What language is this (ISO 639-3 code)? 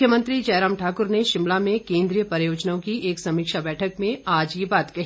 hin